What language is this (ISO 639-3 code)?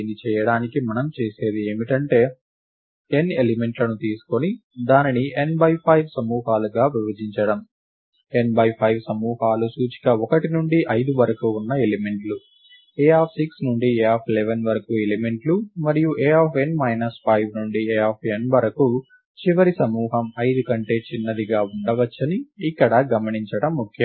tel